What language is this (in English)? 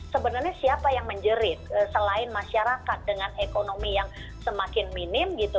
Indonesian